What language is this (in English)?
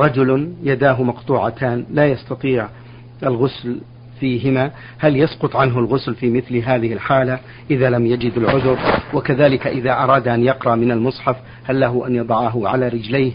Arabic